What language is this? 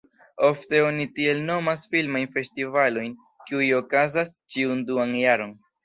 Esperanto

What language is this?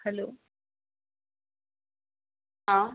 Maithili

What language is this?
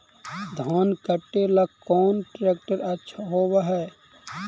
Magahi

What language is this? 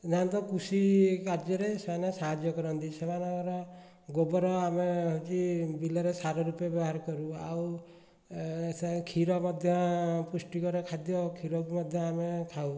Odia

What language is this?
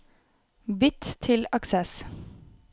Norwegian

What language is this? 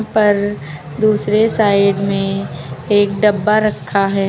Hindi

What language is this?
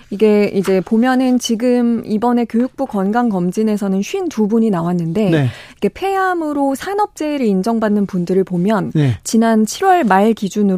Korean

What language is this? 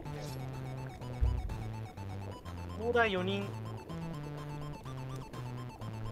Japanese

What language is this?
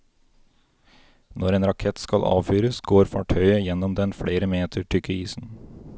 Norwegian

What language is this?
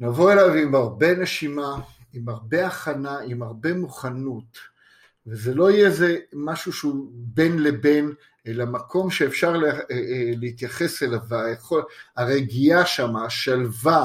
Hebrew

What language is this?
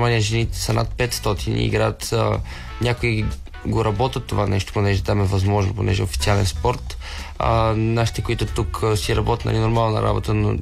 Bulgarian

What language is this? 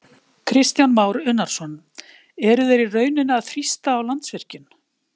Icelandic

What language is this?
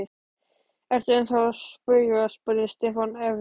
Icelandic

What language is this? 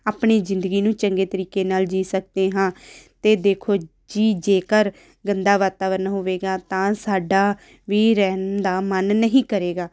Punjabi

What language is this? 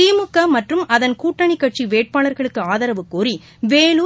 Tamil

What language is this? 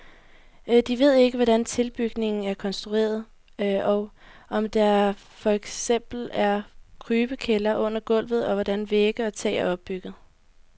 Danish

